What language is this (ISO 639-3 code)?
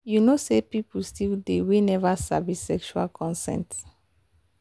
pcm